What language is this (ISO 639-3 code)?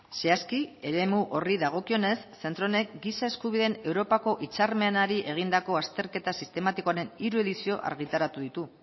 eus